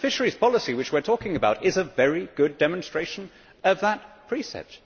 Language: English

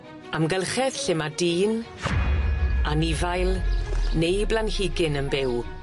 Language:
Welsh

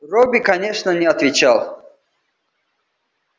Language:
Russian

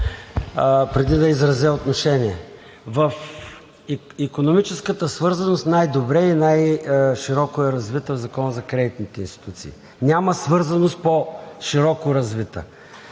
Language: Bulgarian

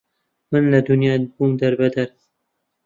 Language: Central Kurdish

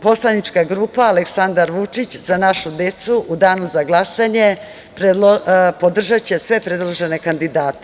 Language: Serbian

